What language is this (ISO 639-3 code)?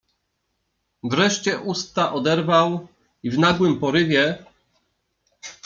pol